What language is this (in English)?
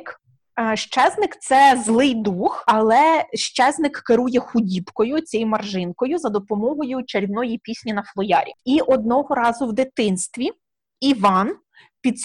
Ukrainian